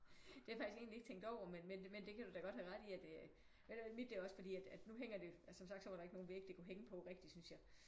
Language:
Danish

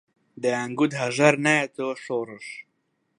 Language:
Central Kurdish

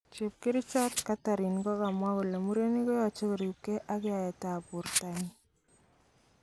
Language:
Kalenjin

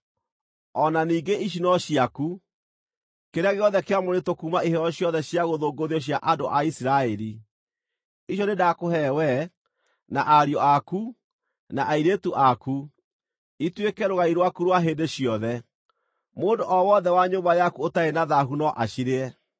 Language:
Kikuyu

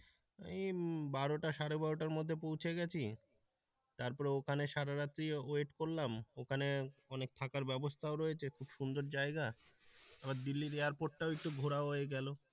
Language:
Bangla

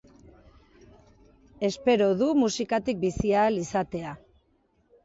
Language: Basque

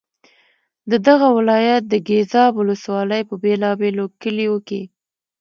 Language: Pashto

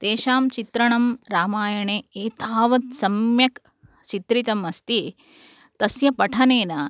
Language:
Sanskrit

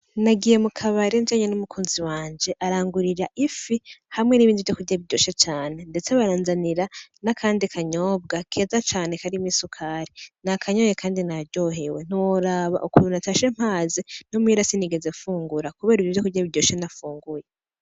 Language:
Rundi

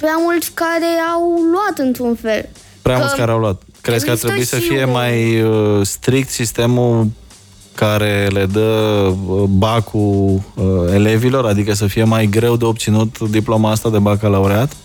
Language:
Romanian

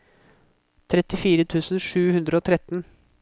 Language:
Norwegian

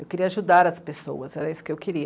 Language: Portuguese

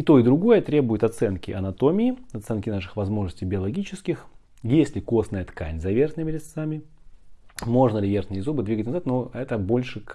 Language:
Russian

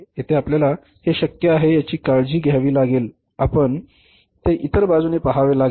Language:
Marathi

